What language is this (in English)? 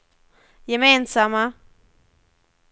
Swedish